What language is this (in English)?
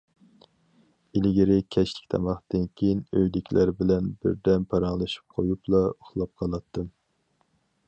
Uyghur